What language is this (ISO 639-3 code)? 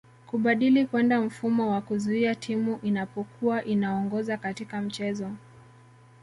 swa